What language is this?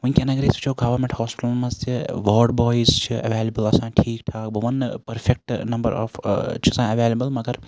Kashmiri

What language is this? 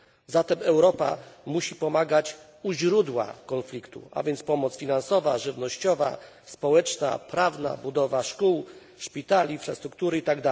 Polish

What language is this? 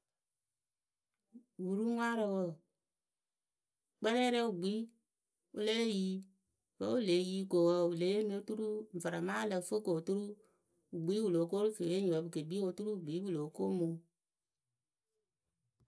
Akebu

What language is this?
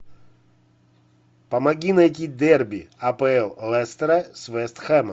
Russian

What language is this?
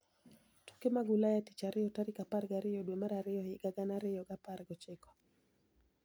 Luo (Kenya and Tanzania)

